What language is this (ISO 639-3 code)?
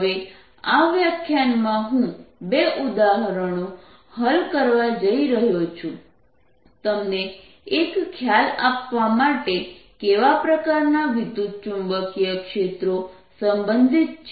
guj